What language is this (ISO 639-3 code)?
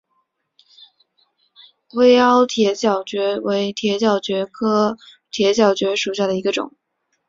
zho